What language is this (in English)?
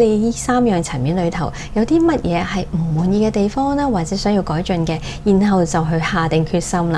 Chinese